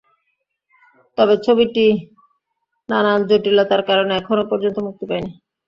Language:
Bangla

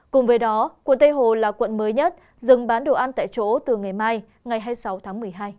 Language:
Vietnamese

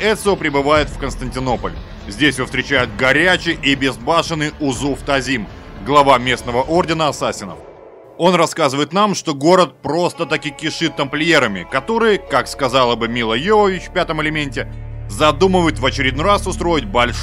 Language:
Russian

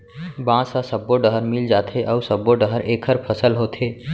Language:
Chhattisgarhi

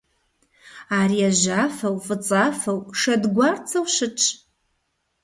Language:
Kabardian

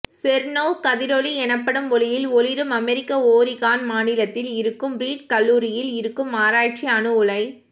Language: Tamil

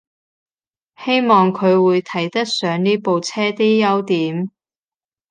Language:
Cantonese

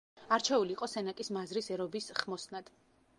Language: Georgian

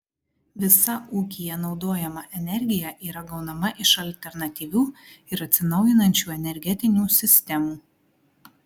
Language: Lithuanian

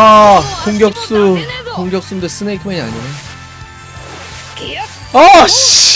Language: Korean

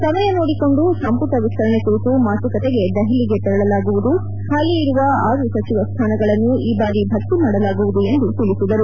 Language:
Kannada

